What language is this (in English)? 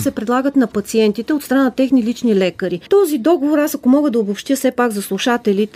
Bulgarian